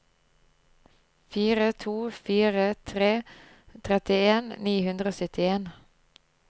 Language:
Norwegian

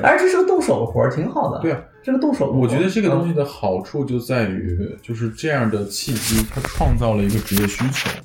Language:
Chinese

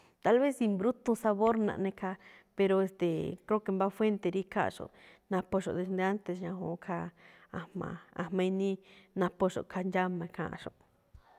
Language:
Malinaltepec Me'phaa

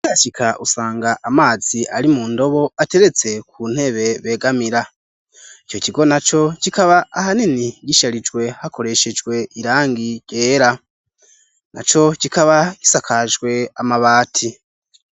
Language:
Rundi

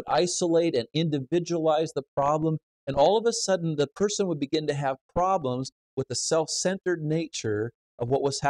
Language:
English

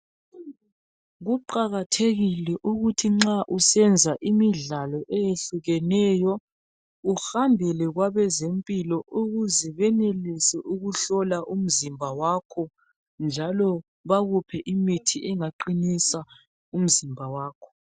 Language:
North Ndebele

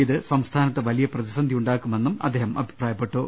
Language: Malayalam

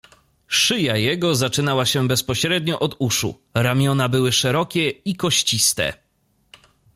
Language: Polish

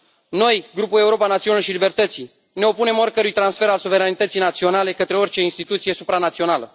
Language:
Romanian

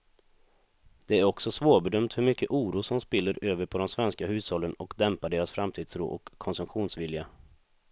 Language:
Swedish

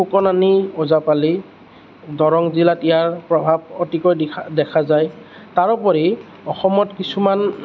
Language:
Assamese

